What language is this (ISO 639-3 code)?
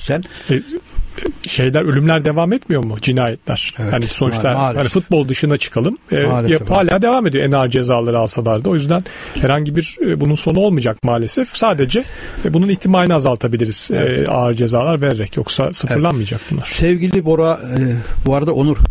tur